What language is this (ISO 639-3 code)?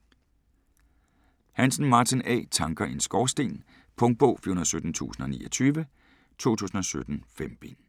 dan